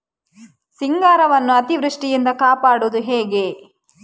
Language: Kannada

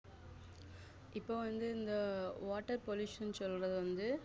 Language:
Tamil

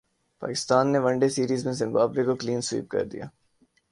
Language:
Urdu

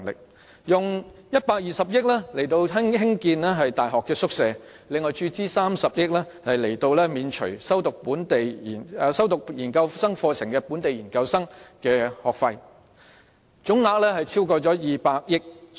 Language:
Cantonese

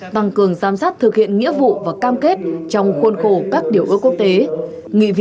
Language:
Vietnamese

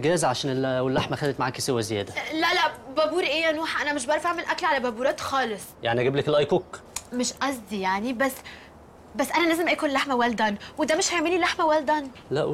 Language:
Arabic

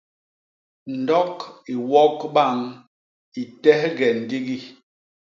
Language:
Basaa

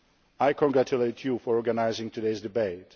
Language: English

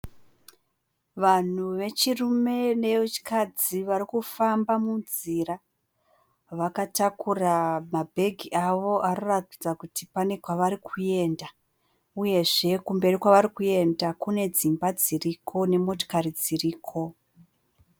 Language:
Shona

